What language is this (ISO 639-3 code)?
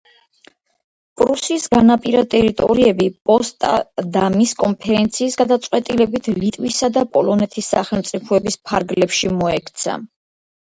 kat